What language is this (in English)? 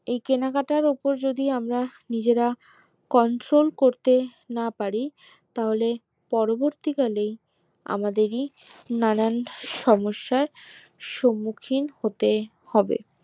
Bangla